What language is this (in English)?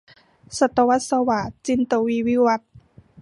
Thai